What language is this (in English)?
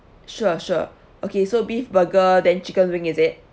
English